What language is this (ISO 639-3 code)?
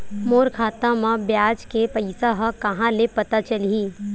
hne